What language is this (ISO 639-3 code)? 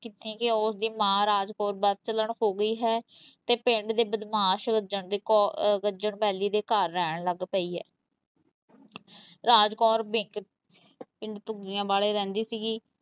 pan